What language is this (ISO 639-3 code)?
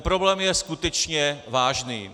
ces